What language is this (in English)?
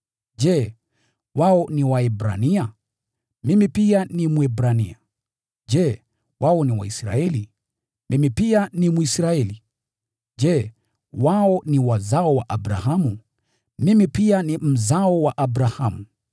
Swahili